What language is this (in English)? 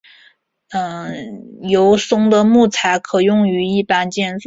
Chinese